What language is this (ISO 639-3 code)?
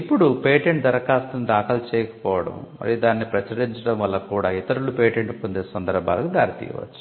tel